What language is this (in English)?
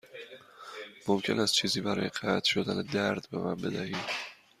Persian